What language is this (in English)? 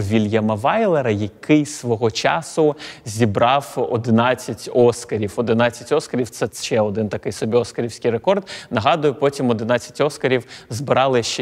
Ukrainian